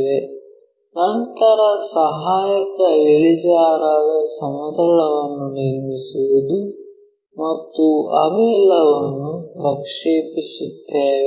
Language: Kannada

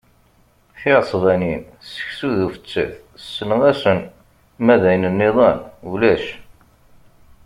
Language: Kabyle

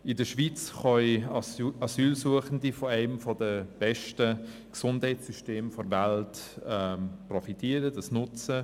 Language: Swiss German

